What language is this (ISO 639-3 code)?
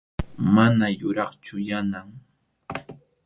qxu